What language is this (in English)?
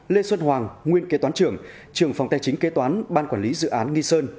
Vietnamese